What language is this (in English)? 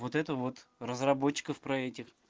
Russian